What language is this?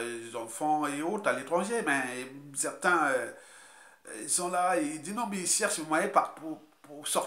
French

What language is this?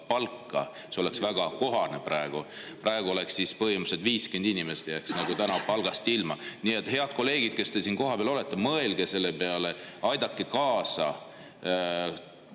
Estonian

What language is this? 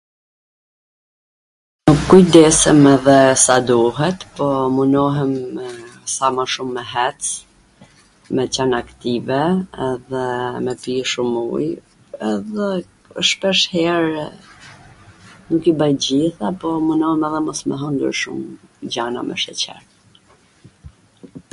Gheg Albanian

